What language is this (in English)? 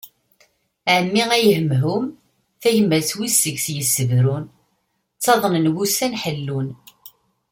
Kabyle